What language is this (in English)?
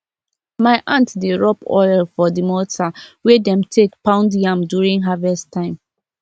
Nigerian Pidgin